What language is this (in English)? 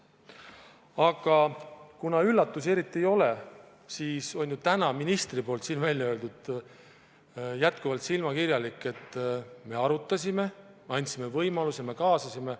Estonian